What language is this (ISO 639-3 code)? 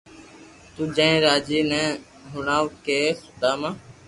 lrk